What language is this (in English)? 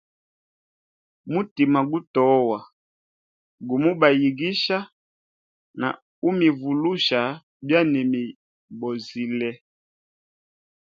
Hemba